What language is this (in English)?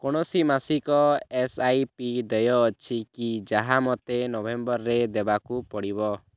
Odia